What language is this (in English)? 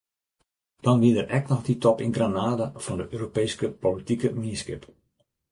Western Frisian